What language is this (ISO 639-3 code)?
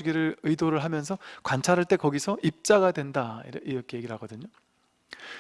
kor